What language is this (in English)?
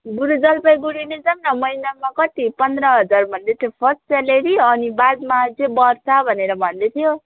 Nepali